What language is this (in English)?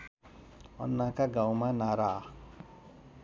Nepali